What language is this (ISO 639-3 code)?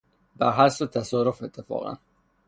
fas